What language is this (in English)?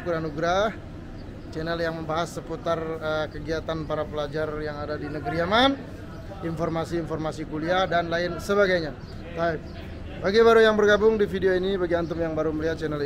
Indonesian